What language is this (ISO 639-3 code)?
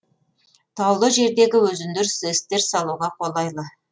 kaz